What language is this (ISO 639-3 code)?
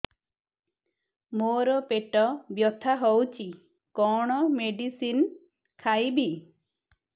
ori